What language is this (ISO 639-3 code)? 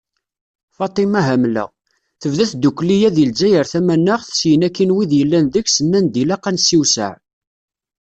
kab